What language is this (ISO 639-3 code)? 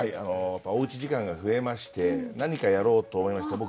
jpn